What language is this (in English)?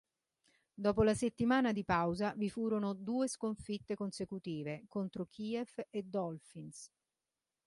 Italian